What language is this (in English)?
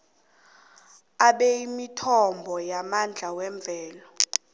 South Ndebele